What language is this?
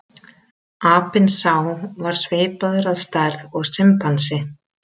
Icelandic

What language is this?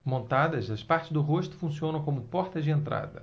Portuguese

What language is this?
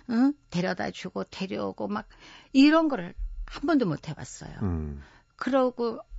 Korean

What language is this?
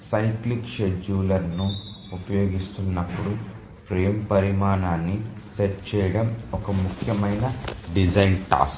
Telugu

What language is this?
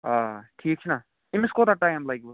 Kashmiri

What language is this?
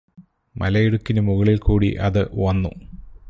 Malayalam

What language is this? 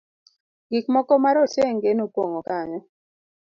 Luo (Kenya and Tanzania)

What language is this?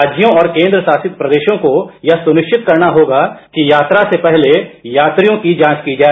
Hindi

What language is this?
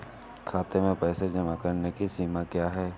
Hindi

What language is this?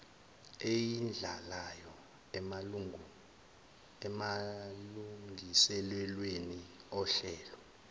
Zulu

